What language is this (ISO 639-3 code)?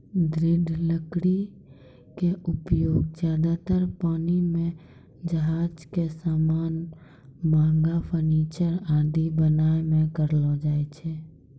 mai